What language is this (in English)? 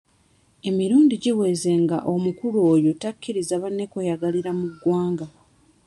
Ganda